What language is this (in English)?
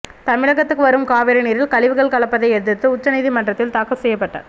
Tamil